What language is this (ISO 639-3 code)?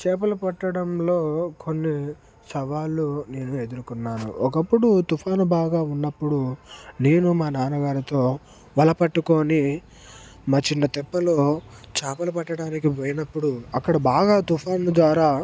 tel